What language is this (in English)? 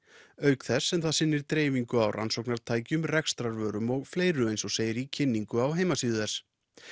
Icelandic